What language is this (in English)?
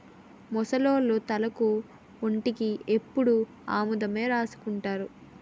Telugu